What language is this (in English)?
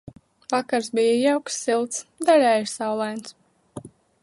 Latvian